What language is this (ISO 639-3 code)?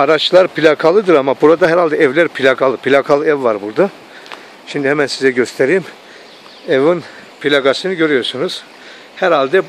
tur